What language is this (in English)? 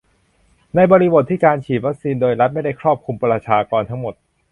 Thai